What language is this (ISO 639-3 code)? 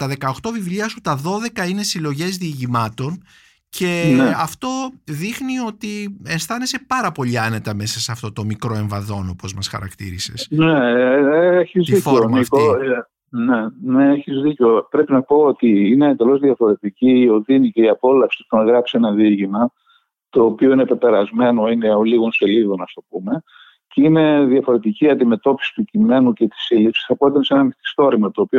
ell